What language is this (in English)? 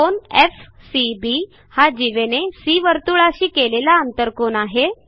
Marathi